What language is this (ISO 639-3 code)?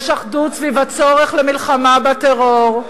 heb